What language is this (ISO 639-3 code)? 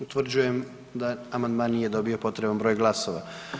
hrv